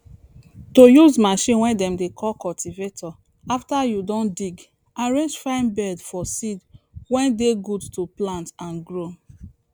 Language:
Nigerian Pidgin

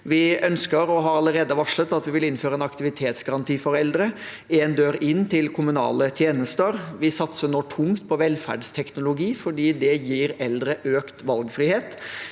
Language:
Norwegian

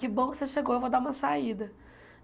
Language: Portuguese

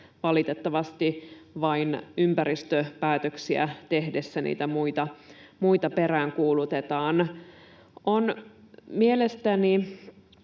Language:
Finnish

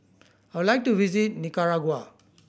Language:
English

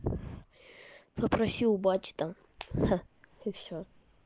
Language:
Russian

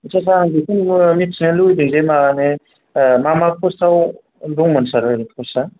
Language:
Bodo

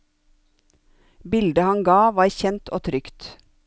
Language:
Norwegian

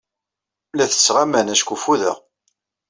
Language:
Kabyle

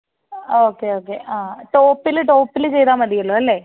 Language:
Malayalam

